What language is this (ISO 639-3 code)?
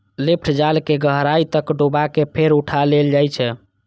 mai